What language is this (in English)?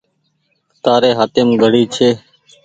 Goaria